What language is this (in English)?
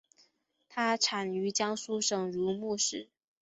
Chinese